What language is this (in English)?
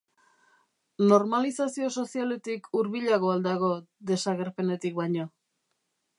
Basque